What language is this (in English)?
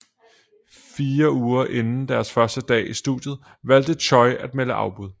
Danish